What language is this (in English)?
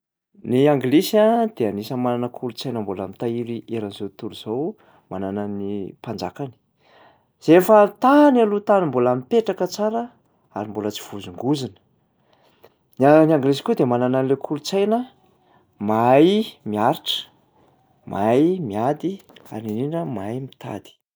Malagasy